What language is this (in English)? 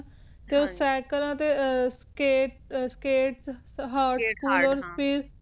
Punjabi